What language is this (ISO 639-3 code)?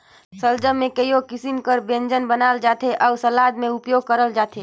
hne